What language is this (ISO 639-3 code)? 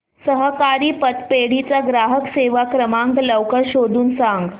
mar